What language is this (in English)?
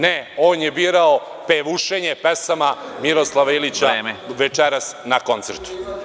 Serbian